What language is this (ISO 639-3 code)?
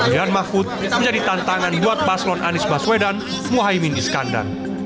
ind